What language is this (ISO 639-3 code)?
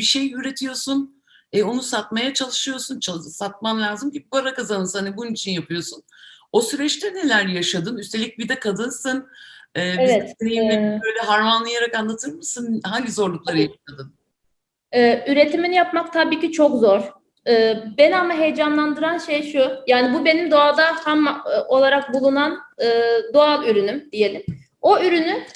tur